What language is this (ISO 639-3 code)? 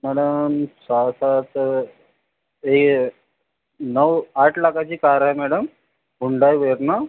mar